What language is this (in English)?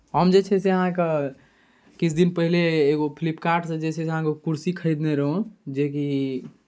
Maithili